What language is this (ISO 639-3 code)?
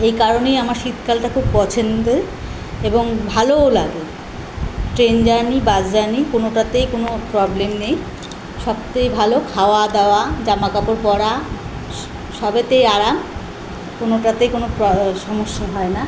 ben